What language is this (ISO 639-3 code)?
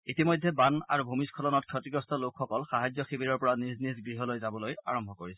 asm